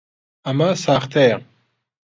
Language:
Central Kurdish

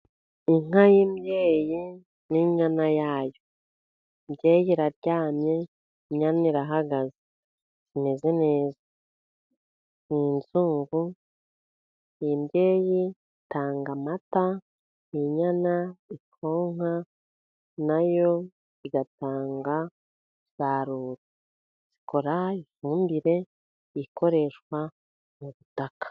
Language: Kinyarwanda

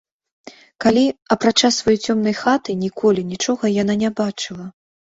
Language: Belarusian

